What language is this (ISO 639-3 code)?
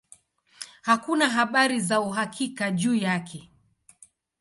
swa